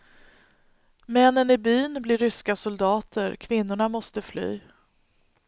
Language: Swedish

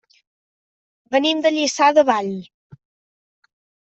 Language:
Catalan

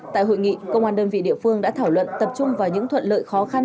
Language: Vietnamese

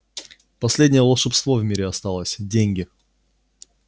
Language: Russian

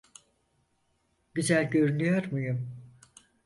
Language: Turkish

